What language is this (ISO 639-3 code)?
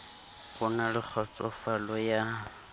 sot